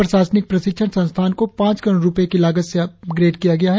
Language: Hindi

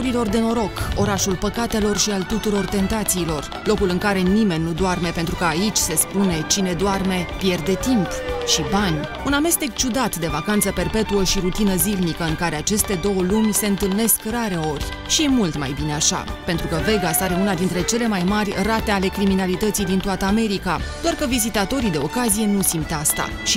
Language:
Romanian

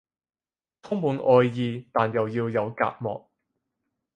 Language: Cantonese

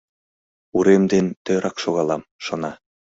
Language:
Mari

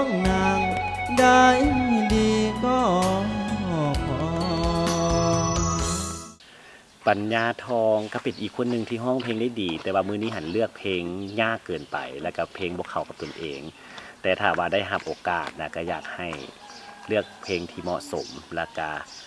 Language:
Thai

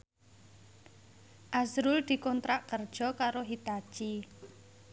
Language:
Javanese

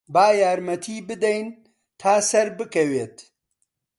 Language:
Central Kurdish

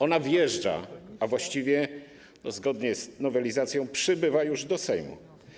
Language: Polish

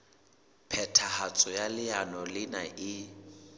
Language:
Southern Sotho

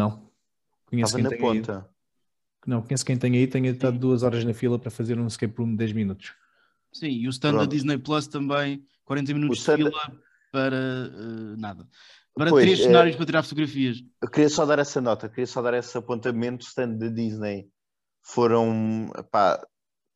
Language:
Portuguese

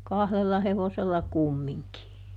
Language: Finnish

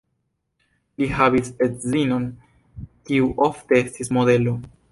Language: Esperanto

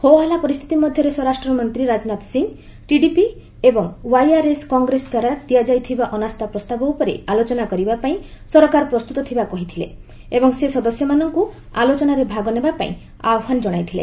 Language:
Odia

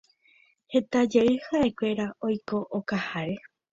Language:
Guarani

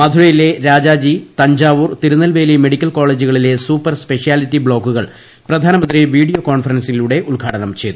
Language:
Malayalam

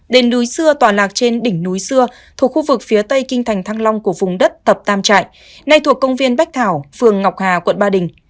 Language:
Vietnamese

